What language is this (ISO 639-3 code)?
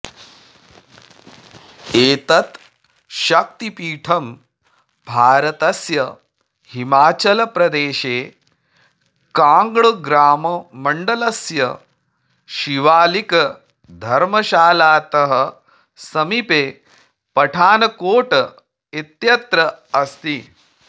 san